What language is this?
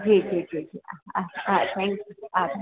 Gujarati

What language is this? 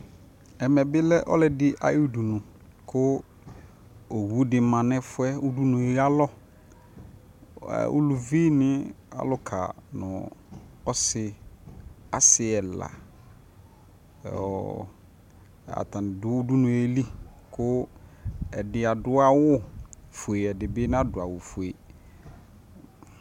Ikposo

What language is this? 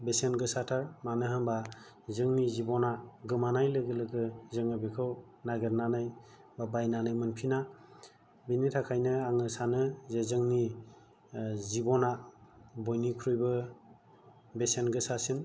Bodo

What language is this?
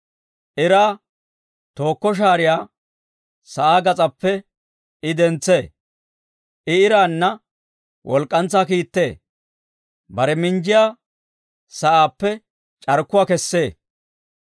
Dawro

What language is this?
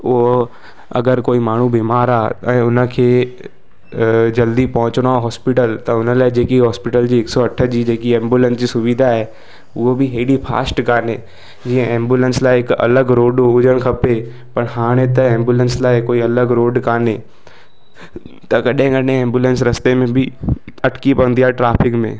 Sindhi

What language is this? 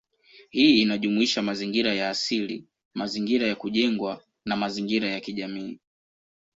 Swahili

